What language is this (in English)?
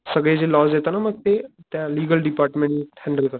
Marathi